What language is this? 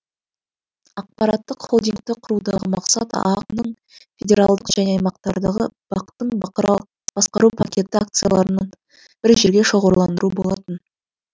Kazakh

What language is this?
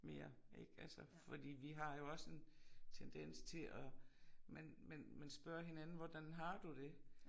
Danish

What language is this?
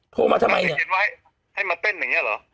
Thai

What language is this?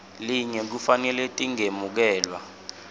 Swati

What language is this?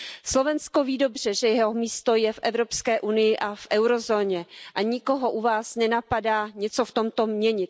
Czech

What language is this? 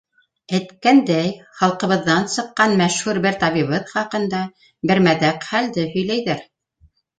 Bashkir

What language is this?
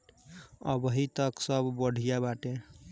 Bhojpuri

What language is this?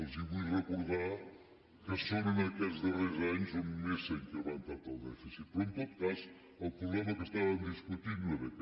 Catalan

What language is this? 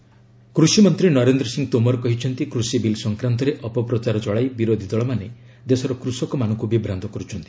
Odia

